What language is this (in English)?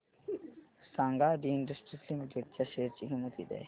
Marathi